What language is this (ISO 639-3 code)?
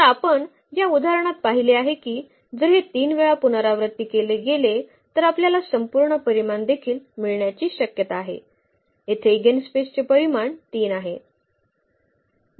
mar